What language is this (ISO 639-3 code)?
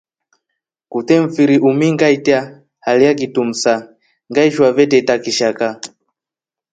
rof